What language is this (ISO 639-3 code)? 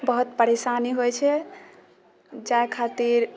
mai